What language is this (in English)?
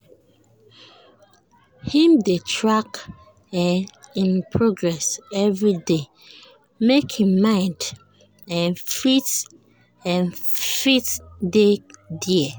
Nigerian Pidgin